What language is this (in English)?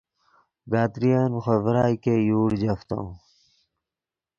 Yidgha